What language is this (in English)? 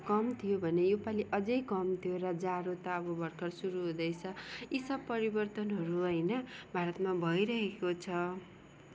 Nepali